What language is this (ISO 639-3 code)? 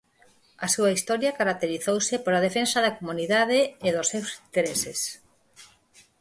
glg